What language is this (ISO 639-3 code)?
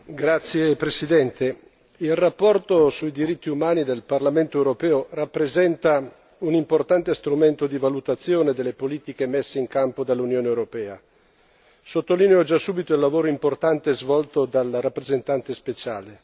ita